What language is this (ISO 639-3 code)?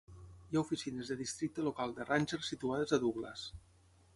cat